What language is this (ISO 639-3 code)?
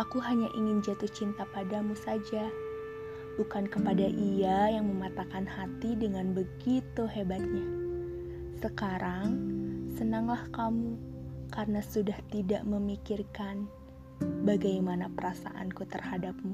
ind